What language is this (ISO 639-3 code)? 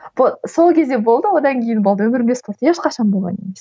kaz